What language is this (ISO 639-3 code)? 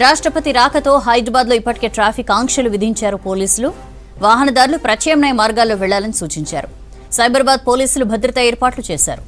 hin